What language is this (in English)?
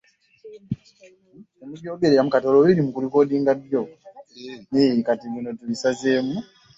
Ganda